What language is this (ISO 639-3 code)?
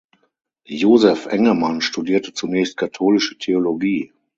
deu